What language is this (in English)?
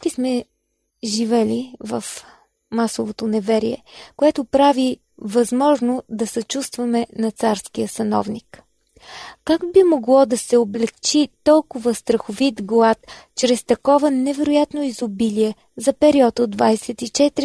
Bulgarian